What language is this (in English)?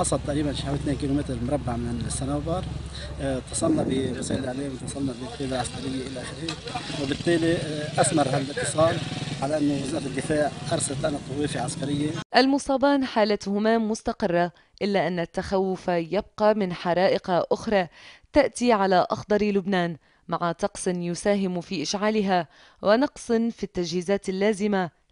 Arabic